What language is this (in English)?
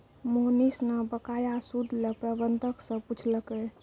Maithili